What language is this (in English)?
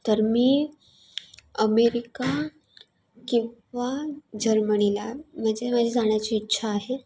Marathi